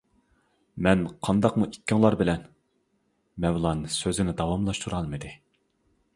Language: Uyghur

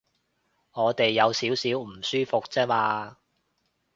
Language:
Cantonese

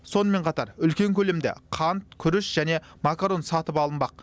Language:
Kazakh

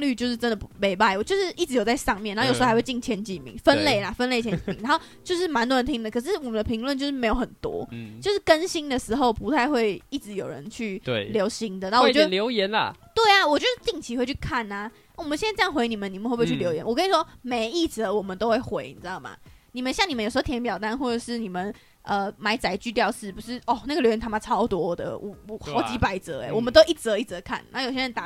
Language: Chinese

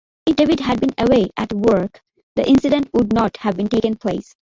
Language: English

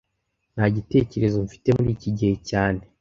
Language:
Kinyarwanda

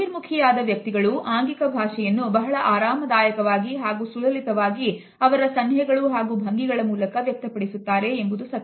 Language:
Kannada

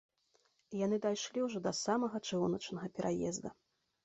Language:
Belarusian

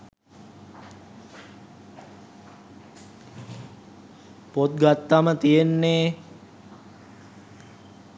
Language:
Sinhala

